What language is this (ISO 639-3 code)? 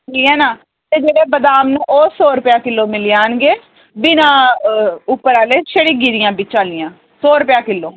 doi